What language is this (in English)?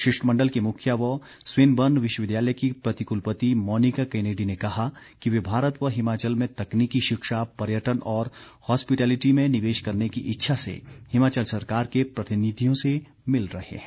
Hindi